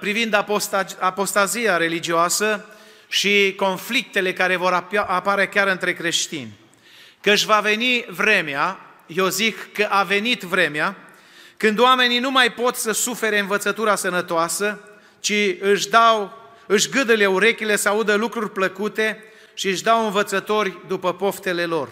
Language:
Romanian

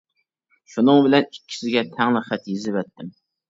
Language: Uyghur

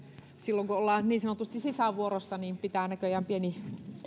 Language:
Finnish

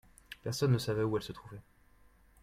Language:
French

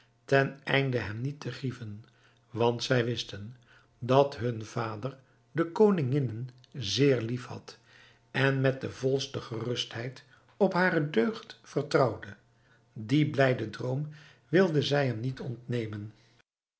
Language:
Dutch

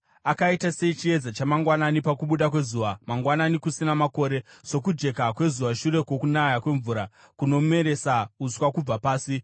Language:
Shona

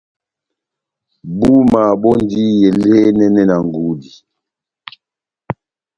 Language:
Batanga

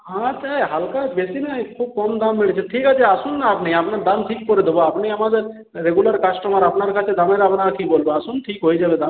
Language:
Bangla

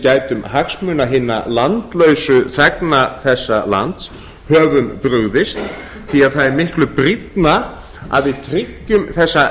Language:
Icelandic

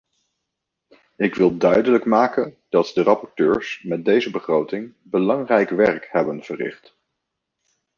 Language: Dutch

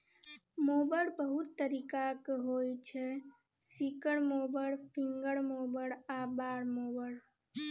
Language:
Maithili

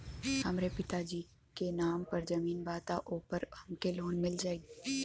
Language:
Bhojpuri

